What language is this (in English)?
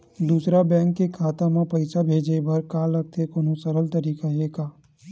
Chhattisgarhi